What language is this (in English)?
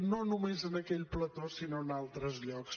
Catalan